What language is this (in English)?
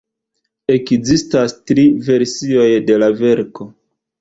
Esperanto